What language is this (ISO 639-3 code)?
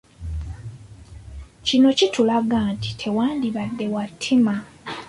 lug